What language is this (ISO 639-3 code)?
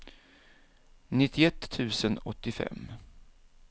swe